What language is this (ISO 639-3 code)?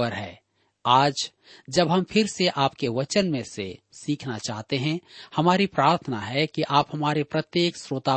hin